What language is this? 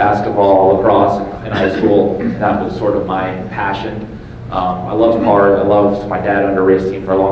English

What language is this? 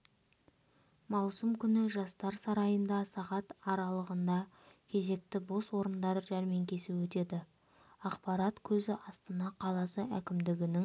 Kazakh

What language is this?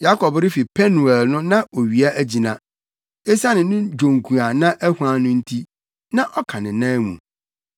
Akan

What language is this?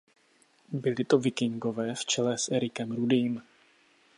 Czech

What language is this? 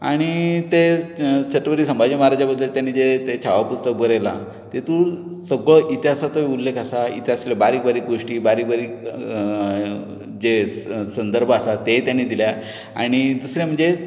Konkani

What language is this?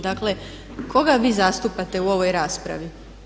Croatian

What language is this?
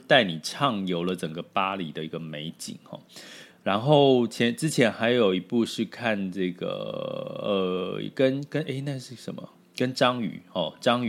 Chinese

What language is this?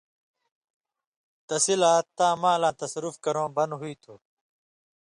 Indus Kohistani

